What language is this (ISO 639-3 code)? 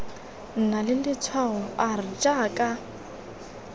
tsn